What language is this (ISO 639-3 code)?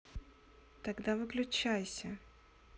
rus